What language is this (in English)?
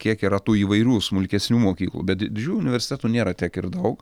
Lithuanian